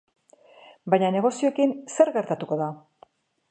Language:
Basque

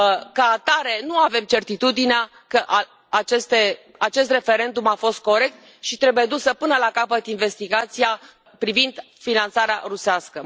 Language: Romanian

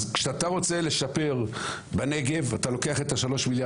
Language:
Hebrew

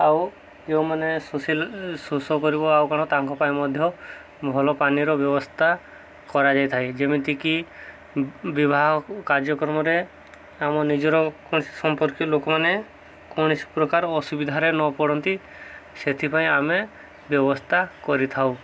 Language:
Odia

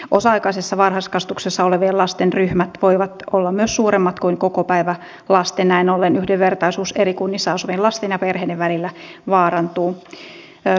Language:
Finnish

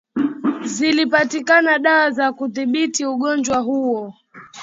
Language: Swahili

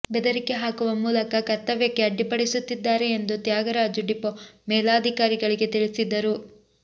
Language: Kannada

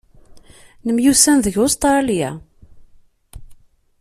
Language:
Kabyle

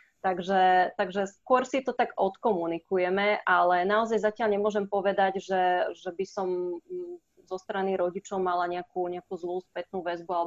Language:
Slovak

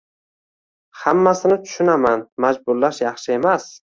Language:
Uzbek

